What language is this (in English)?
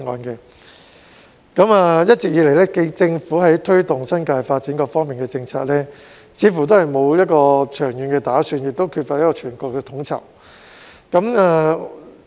Cantonese